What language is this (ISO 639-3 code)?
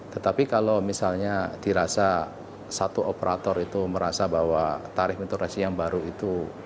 ind